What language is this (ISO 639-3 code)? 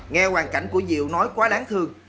vie